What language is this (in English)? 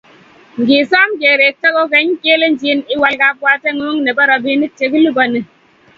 Kalenjin